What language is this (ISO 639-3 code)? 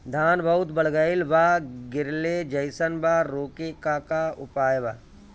bho